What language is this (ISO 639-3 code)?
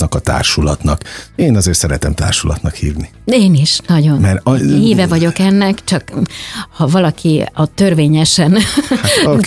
hun